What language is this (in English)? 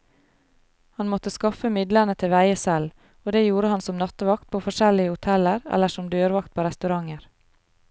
Norwegian